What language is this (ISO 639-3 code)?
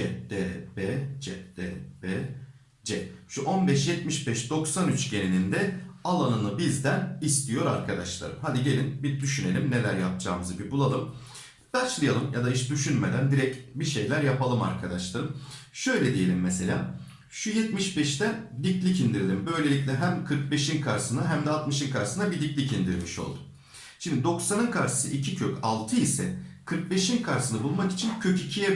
tur